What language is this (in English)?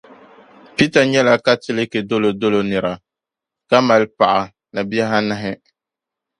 Dagbani